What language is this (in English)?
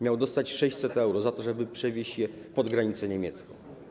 Polish